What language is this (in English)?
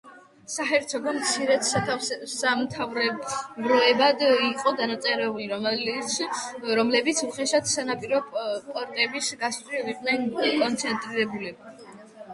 Georgian